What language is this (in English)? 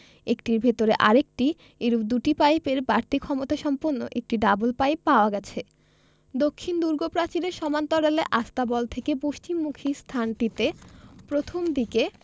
Bangla